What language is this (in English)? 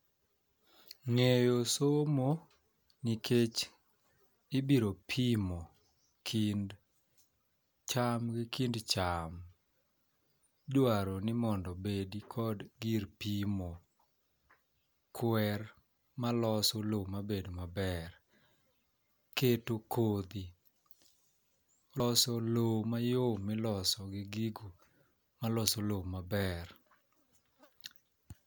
Luo (Kenya and Tanzania)